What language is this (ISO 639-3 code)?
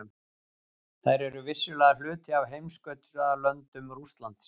isl